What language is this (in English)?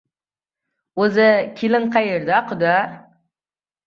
Uzbek